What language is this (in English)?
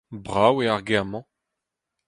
Breton